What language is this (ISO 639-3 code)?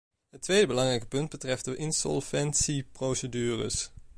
nld